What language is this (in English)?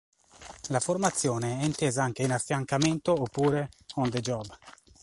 Italian